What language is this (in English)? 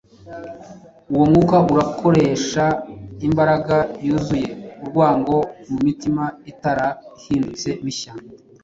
Kinyarwanda